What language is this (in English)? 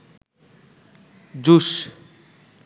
Bangla